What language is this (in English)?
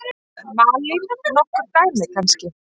Icelandic